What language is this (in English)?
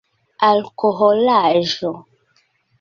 Esperanto